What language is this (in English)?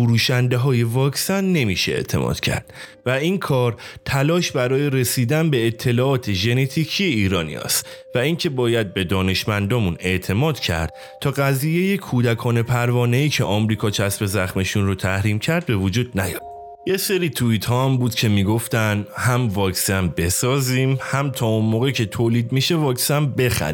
Persian